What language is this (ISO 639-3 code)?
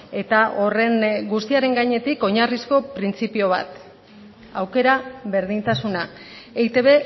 eus